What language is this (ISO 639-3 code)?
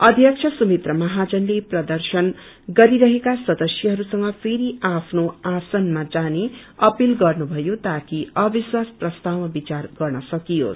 nep